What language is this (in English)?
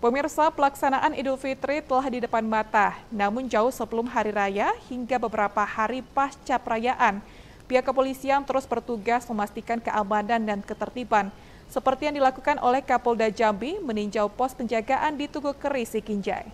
Indonesian